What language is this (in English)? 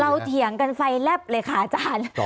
Thai